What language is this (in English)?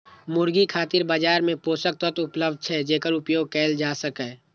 Maithili